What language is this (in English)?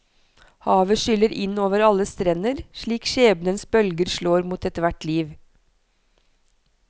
Norwegian